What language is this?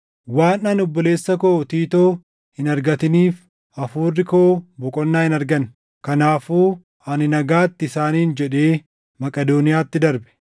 Oromo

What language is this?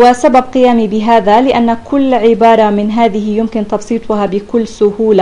Arabic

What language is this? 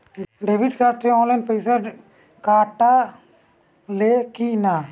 Bhojpuri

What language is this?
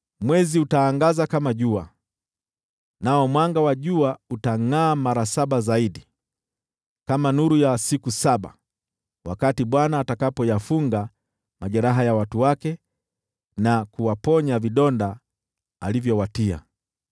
Swahili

